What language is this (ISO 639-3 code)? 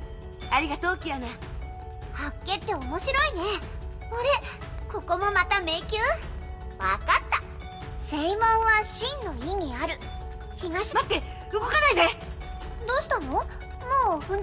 jpn